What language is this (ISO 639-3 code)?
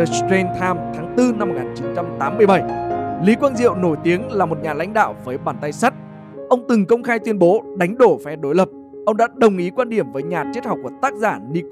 vie